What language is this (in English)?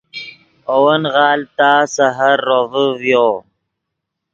Yidgha